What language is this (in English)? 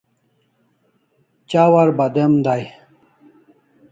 Kalasha